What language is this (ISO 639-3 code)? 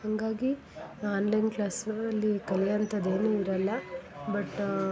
kan